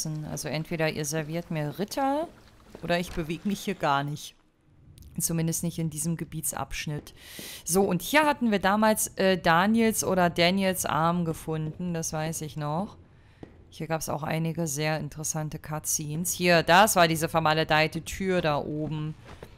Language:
German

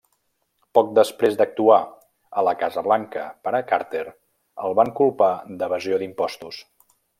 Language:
Catalan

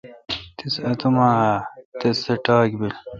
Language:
Kalkoti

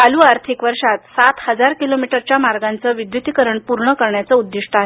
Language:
Marathi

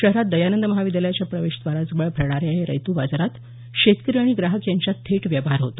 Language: Marathi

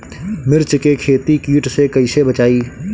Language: Bhojpuri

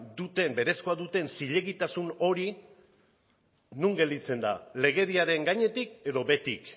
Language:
Basque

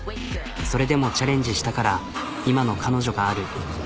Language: Japanese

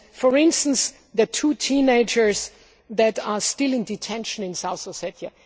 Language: English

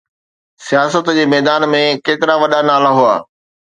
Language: Sindhi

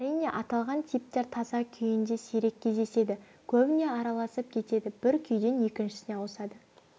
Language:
Kazakh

